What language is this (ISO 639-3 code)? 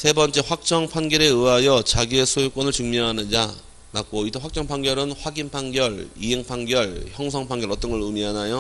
kor